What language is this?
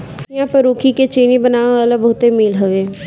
Bhojpuri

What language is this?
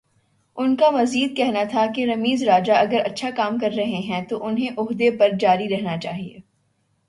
Urdu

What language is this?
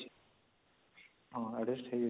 Odia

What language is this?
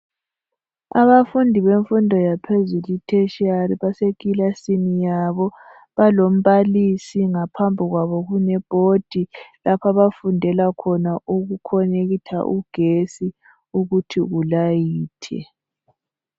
North Ndebele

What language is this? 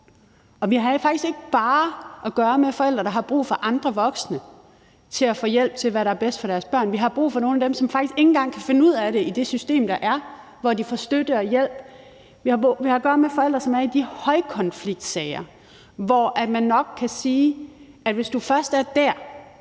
Danish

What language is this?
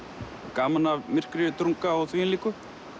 Icelandic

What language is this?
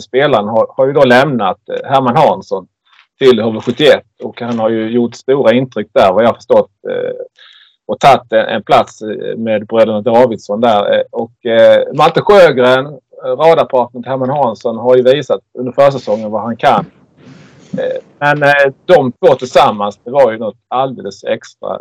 Swedish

